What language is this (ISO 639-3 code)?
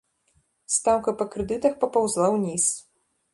bel